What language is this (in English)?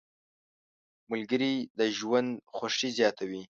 Pashto